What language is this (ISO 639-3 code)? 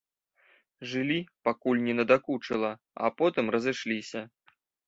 bel